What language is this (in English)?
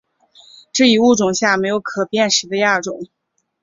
Chinese